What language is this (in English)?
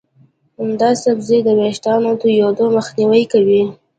Pashto